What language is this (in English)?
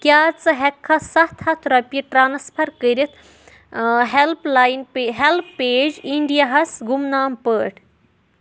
Kashmiri